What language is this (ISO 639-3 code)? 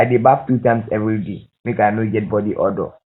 pcm